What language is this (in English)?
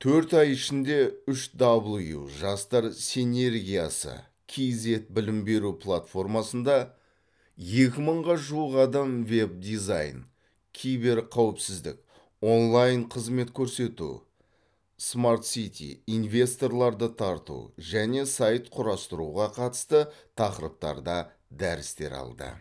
Kazakh